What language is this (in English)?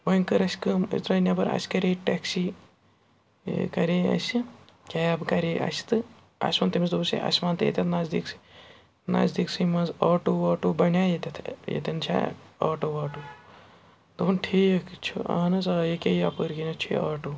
Kashmiri